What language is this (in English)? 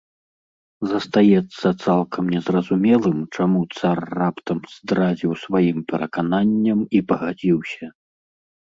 Belarusian